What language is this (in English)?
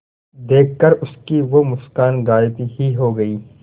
Hindi